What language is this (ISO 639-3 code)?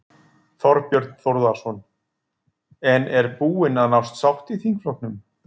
isl